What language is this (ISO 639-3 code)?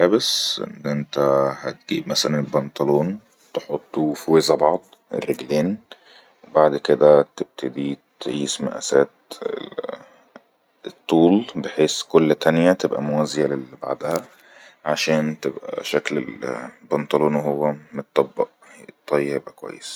arz